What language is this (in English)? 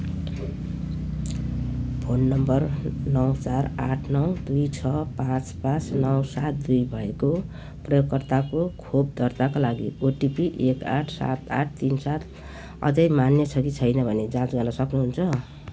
Nepali